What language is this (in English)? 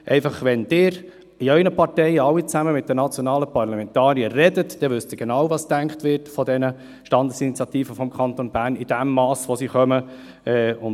Swiss German